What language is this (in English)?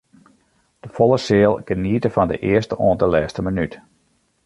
Western Frisian